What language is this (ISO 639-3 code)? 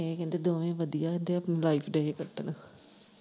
pan